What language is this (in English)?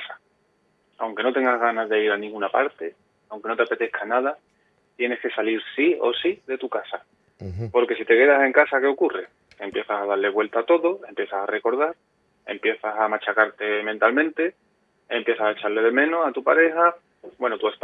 Spanish